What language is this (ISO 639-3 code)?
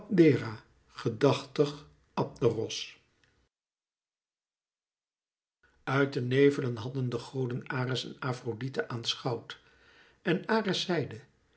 nld